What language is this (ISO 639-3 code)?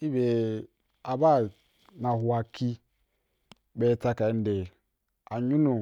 juk